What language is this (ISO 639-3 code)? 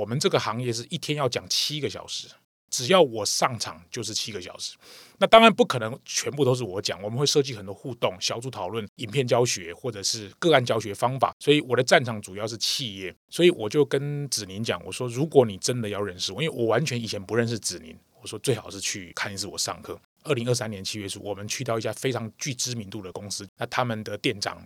zho